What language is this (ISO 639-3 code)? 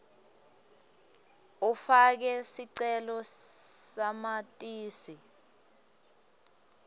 ssw